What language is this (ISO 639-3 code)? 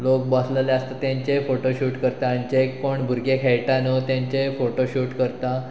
kok